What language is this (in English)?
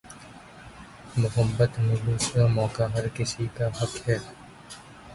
Urdu